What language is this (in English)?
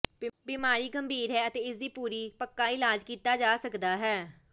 Punjabi